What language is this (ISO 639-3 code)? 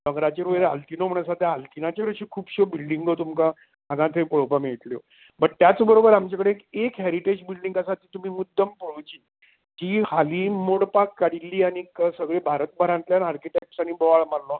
kok